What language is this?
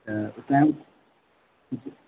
Sindhi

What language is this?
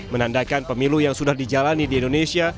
Indonesian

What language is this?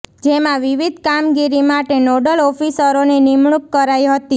Gujarati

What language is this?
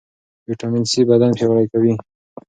Pashto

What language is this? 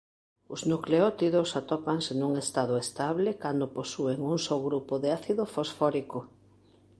Galician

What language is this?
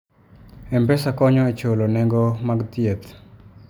Luo (Kenya and Tanzania)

